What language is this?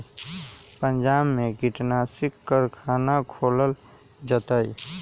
Magahi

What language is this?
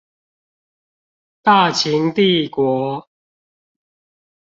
Chinese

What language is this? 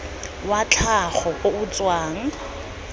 Tswana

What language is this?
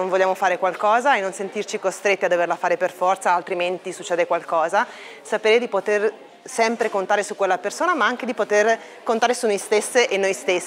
Italian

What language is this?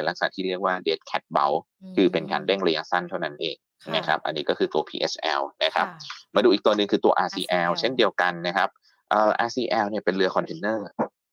Thai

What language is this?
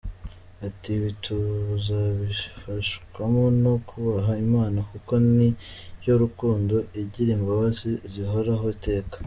Kinyarwanda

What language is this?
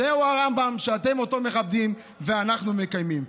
Hebrew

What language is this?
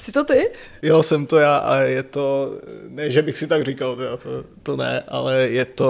Czech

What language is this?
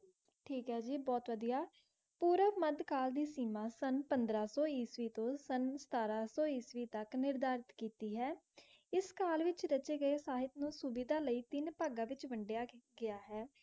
Punjabi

